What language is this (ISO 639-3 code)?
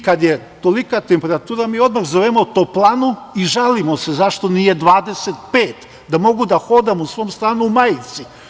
srp